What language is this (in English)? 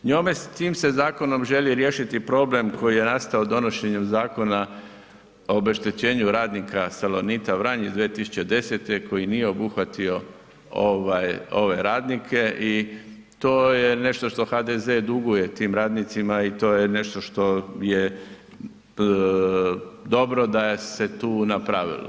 Croatian